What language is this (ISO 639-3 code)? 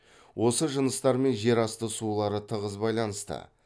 kaz